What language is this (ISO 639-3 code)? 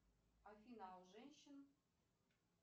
rus